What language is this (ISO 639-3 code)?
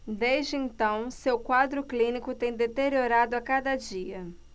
por